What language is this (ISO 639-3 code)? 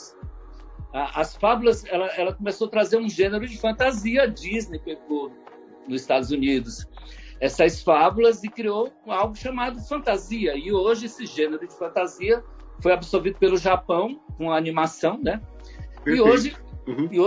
por